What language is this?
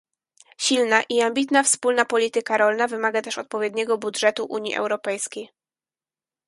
Polish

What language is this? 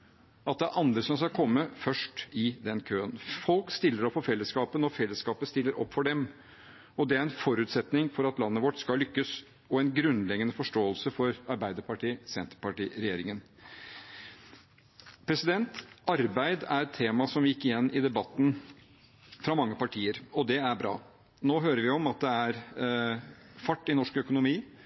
Norwegian Bokmål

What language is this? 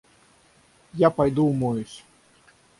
Russian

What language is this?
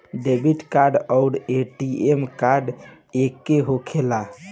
Bhojpuri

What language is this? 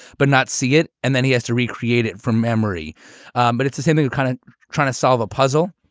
English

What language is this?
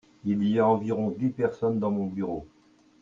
French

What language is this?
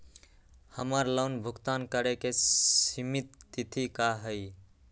Magahi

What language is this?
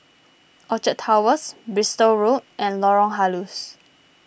English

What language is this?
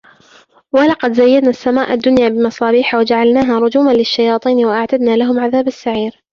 Arabic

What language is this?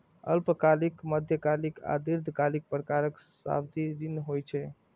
Maithili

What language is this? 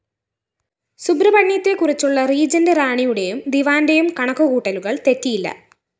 Malayalam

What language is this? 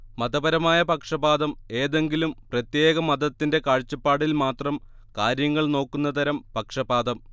Malayalam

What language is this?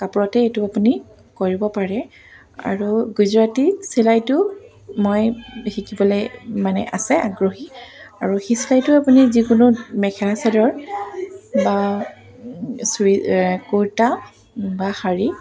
Assamese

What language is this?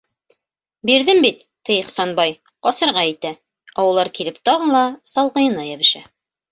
Bashkir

